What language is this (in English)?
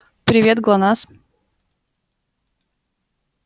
Russian